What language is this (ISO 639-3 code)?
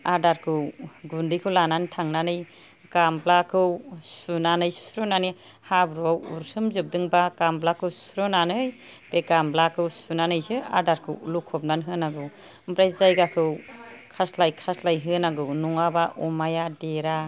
brx